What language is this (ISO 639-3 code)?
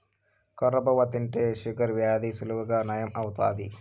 tel